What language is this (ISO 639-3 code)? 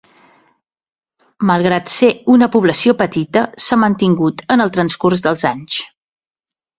cat